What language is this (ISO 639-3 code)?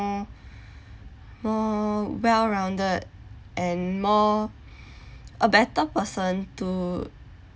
eng